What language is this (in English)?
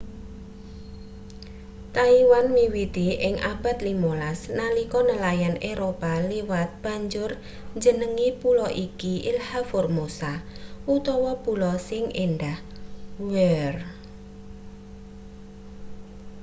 Javanese